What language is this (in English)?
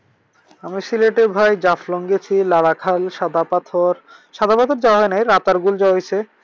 Bangla